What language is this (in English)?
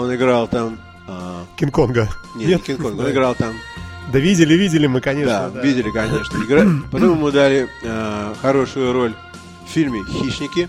Russian